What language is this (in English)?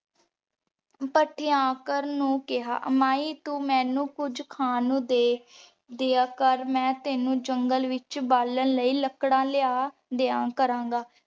Punjabi